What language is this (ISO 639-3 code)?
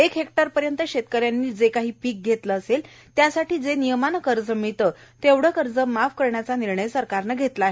mar